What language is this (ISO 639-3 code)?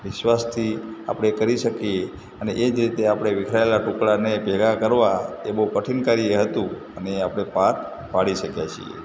guj